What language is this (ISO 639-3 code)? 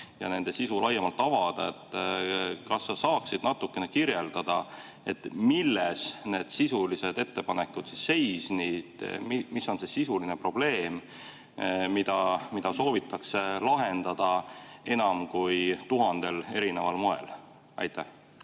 est